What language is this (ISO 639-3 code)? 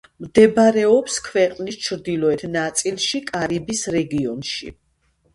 kat